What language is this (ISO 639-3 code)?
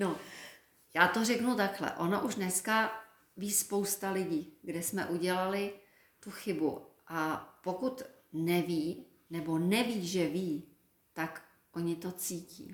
ces